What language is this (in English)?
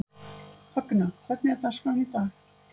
Icelandic